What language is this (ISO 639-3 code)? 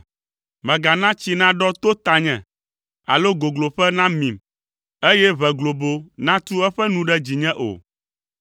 ewe